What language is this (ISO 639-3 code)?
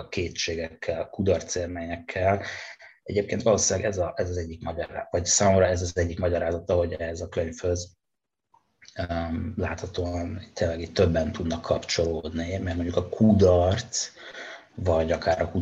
hun